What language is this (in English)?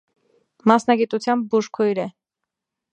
Armenian